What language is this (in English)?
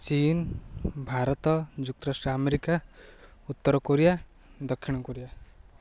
Odia